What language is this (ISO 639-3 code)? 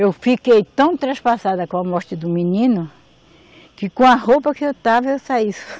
por